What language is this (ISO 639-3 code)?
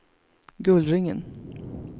swe